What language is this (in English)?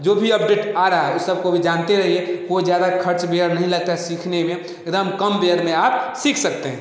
Hindi